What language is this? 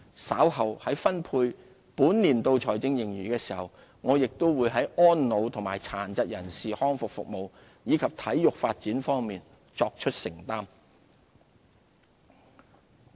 Cantonese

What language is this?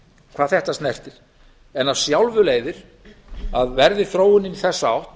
Icelandic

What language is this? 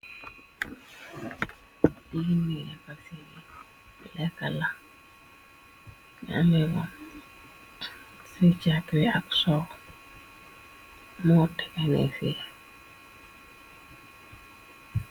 Wolof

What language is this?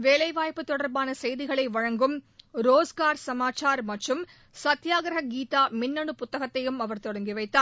Tamil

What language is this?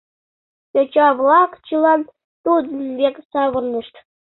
Mari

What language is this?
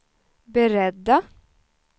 Swedish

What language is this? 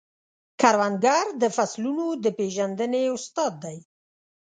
Pashto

